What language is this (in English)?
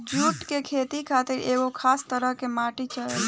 Bhojpuri